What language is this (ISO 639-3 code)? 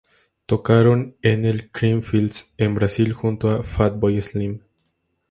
spa